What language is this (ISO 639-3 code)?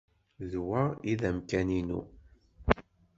kab